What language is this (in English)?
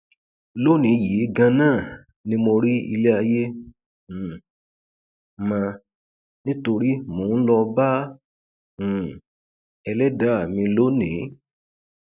Yoruba